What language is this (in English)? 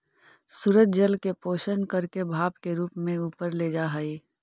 Magahi